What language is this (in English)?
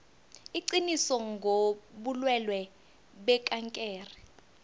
South Ndebele